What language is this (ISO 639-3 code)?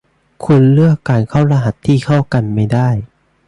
tha